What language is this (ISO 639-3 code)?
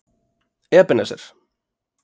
isl